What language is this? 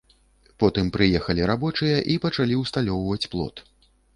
Belarusian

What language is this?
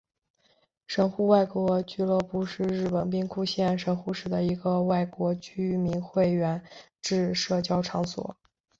Chinese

